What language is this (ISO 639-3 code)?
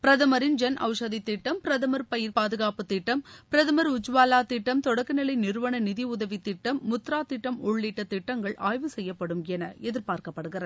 tam